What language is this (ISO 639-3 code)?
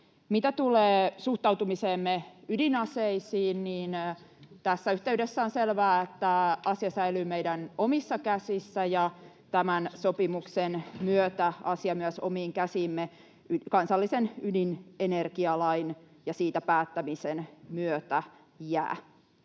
fin